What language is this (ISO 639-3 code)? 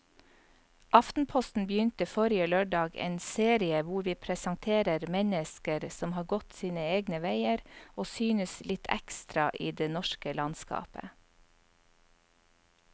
nor